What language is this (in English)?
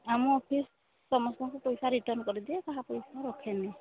Odia